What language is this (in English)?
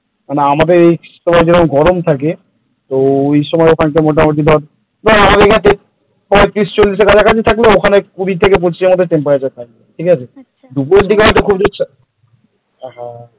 Bangla